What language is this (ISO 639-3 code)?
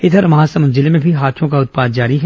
hin